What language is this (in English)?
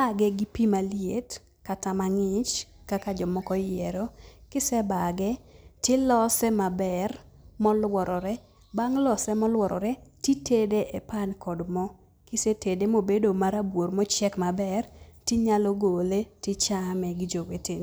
Luo (Kenya and Tanzania)